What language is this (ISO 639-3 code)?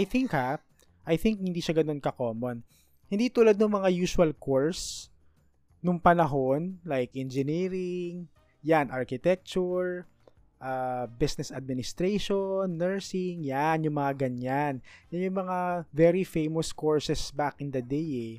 fil